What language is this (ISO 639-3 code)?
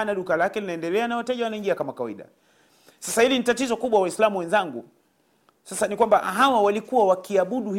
swa